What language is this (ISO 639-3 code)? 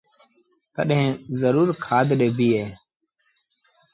sbn